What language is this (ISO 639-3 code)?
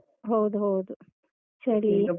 kan